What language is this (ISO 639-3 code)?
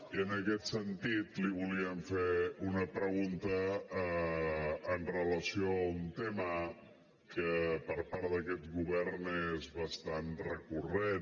cat